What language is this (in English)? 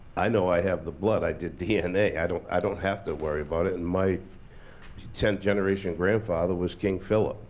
English